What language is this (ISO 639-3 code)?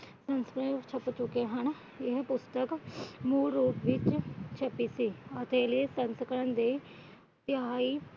pan